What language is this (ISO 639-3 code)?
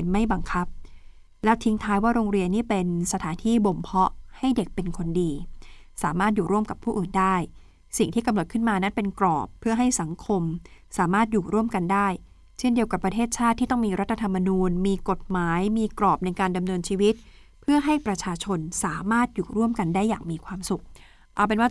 tha